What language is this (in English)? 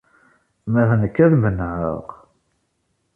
Kabyle